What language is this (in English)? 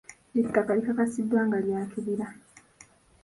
Ganda